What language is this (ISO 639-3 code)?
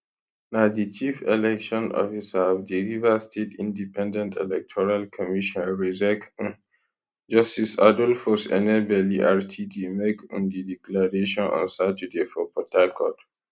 pcm